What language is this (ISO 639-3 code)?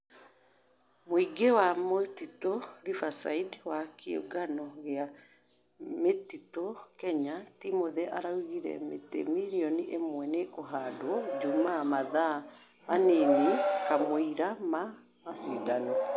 kik